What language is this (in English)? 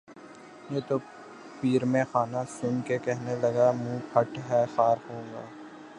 Urdu